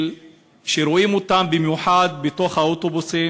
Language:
Hebrew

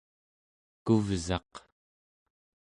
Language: Central Yupik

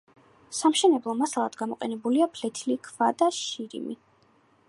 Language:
Georgian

